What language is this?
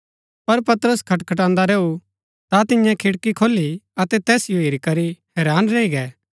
Gaddi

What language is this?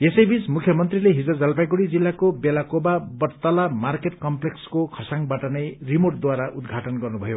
Nepali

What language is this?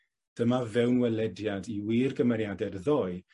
Welsh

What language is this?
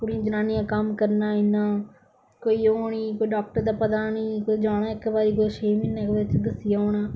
Dogri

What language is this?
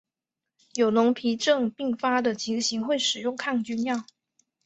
Chinese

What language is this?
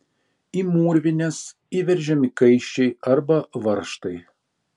Lithuanian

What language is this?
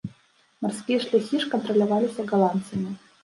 Belarusian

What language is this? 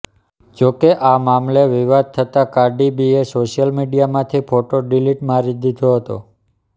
Gujarati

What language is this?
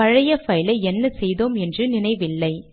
Tamil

